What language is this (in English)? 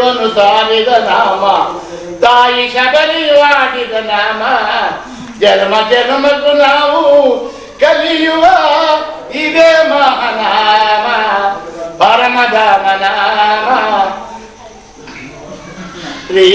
Hindi